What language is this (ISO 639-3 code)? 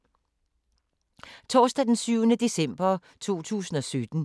dan